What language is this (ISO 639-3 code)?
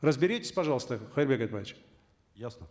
kaz